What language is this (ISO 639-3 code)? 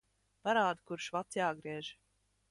lav